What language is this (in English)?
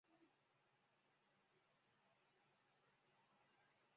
Chinese